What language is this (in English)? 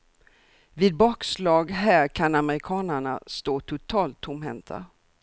Swedish